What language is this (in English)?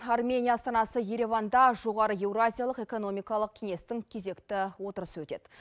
Kazakh